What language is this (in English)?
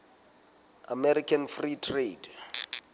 Southern Sotho